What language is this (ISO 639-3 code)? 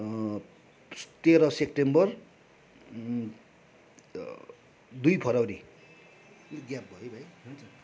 nep